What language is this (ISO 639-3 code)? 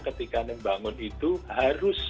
ind